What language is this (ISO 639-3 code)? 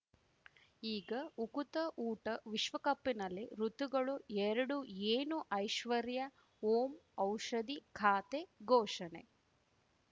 kan